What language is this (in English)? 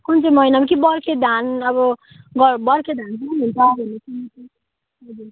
Nepali